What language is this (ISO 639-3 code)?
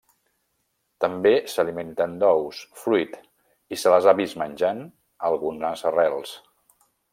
cat